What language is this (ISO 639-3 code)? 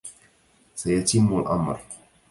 ara